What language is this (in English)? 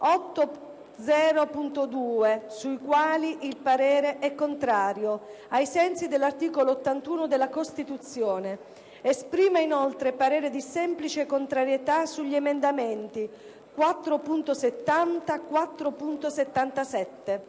Italian